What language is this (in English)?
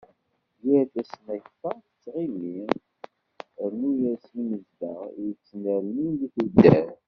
Kabyle